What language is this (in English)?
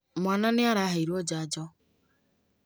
Kikuyu